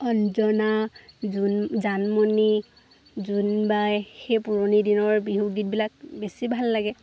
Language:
Assamese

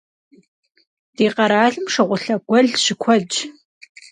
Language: Kabardian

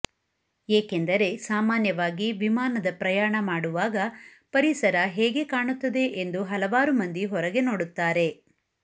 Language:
Kannada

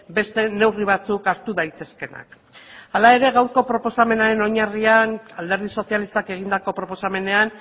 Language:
Basque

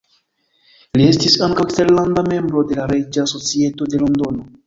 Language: Esperanto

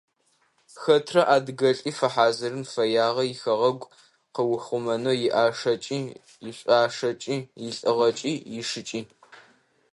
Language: Adyghe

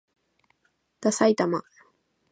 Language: Japanese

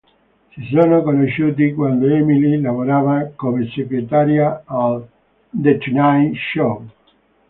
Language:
Italian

